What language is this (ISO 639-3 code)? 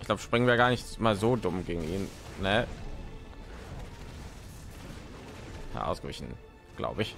deu